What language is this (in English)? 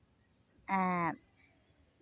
Santali